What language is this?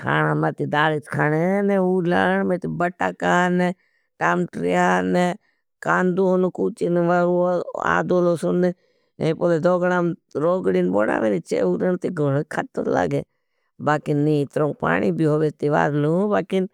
Bhili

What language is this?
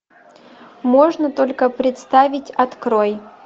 Russian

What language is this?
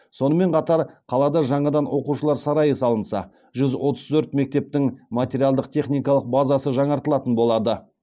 Kazakh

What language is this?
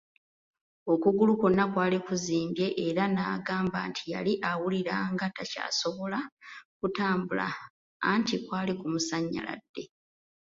Ganda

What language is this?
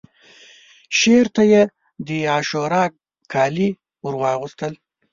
Pashto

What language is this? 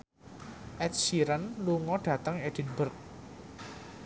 Javanese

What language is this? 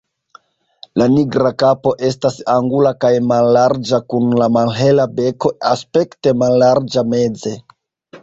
Esperanto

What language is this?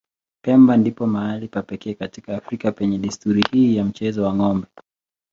Swahili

